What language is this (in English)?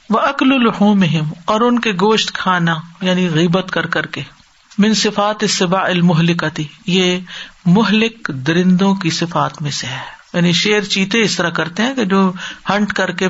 Urdu